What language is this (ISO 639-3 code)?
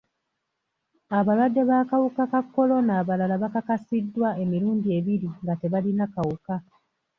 lug